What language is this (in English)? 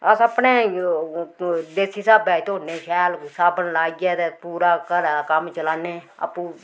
Dogri